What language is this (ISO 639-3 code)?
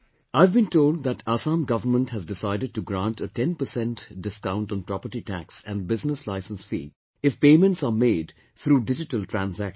eng